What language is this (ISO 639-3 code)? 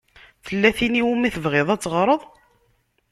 kab